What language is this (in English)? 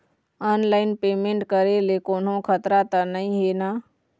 Chhattisgarhi